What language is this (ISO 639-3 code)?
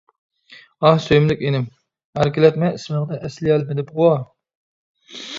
uig